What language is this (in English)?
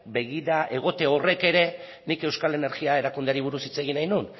Basque